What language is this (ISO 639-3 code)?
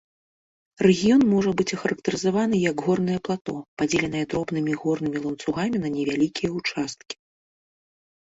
bel